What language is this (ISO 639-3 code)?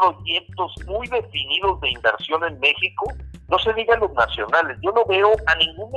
spa